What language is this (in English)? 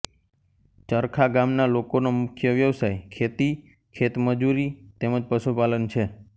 Gujarati